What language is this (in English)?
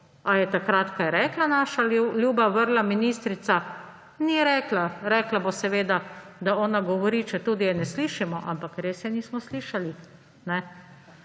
Slovenian